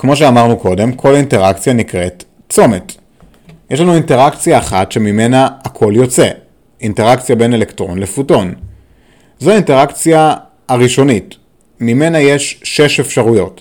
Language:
Hebrew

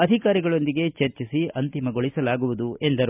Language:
Kannada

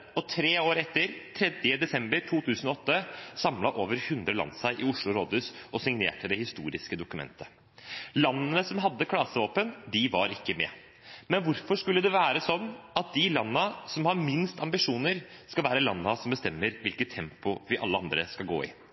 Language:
Norwegian Bokmål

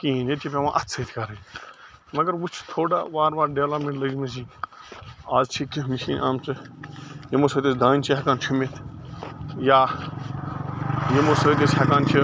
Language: Kashmiri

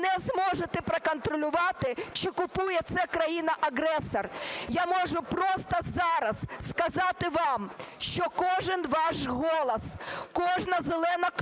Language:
Ukrainian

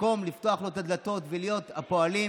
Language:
Hebrew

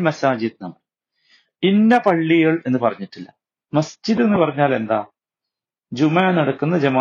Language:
Malayalam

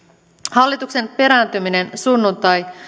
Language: Finnish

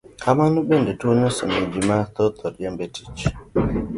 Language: Luo (Kenya and Tanzania)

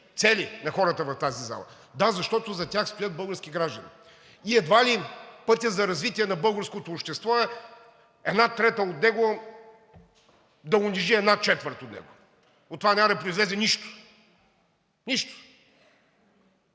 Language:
Bulgarian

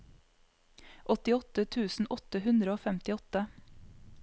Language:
Norwegian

